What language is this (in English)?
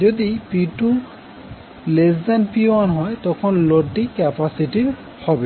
Bangla